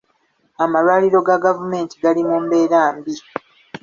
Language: Ganda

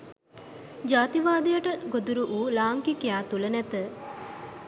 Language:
Sinhala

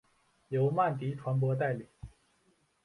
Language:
Chinese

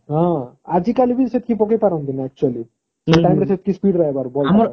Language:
Odia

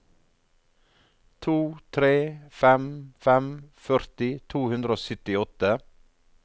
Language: Norwegian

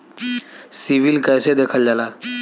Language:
Bhojpuri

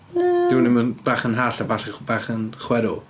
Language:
Welsh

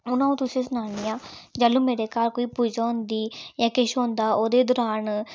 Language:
Dogri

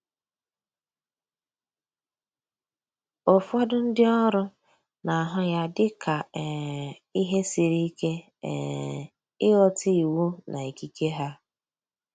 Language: Igbo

